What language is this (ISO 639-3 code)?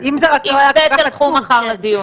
heb